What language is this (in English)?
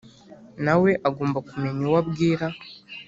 Kinyarwanda